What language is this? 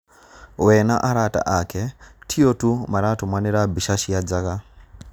Kikuyu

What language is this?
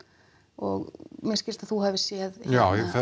Icelandic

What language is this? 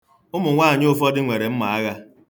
Igbo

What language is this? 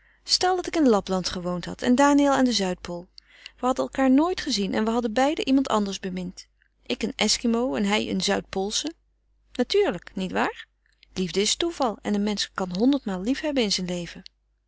Dutch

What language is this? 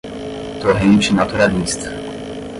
Portuguese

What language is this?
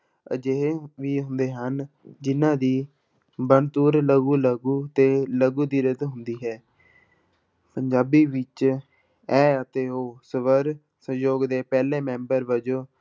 Punjabi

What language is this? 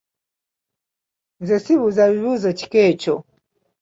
Ganda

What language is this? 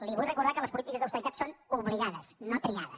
Catalan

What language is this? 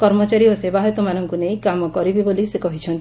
Odia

